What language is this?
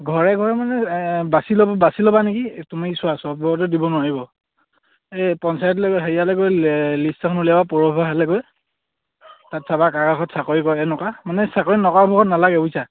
Assamese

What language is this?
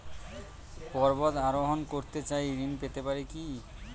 Bangla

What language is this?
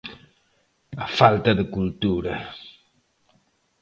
Galician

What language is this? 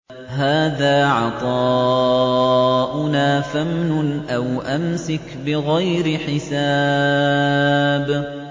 Arabic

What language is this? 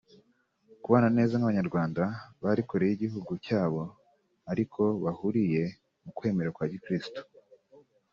Kinyarwanda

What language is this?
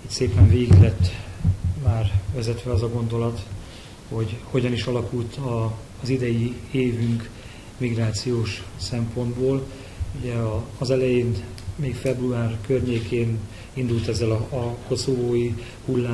Hungarian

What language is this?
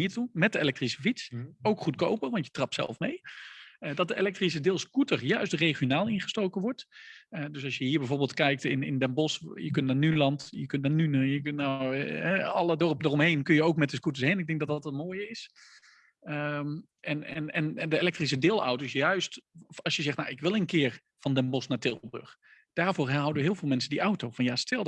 Dutch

